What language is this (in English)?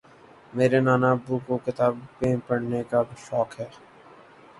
Urdu